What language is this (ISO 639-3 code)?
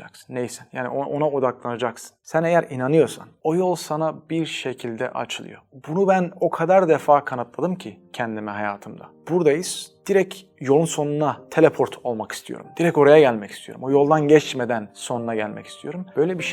tur